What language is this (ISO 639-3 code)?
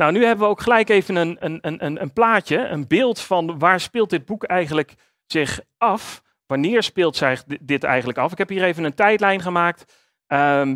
nld